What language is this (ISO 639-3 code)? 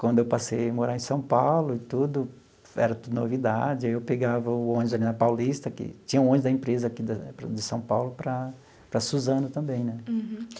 por